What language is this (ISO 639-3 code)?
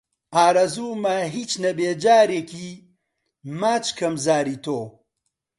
ckb